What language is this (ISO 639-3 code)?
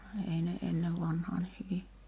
fin